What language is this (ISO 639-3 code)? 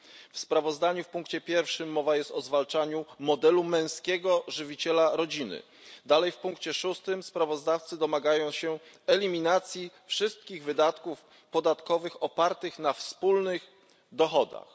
pol